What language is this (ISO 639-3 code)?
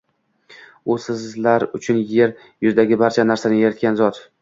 uzb